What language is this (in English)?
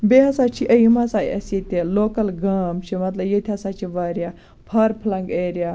Kashmiri